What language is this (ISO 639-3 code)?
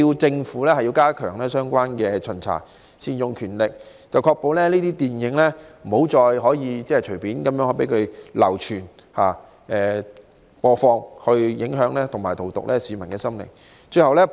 yue